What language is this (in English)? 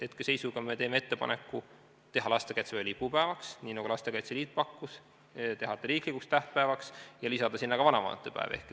Estonian